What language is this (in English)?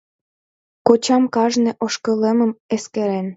Mari